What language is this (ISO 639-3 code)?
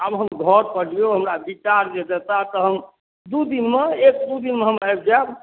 mai